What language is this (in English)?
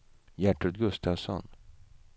Swedish